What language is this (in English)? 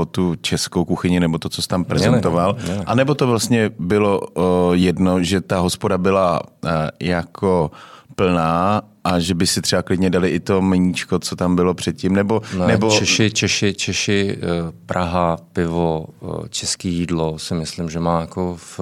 Czech